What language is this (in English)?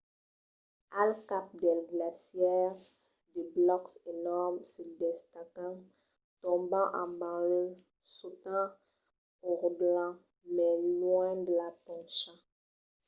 Occitan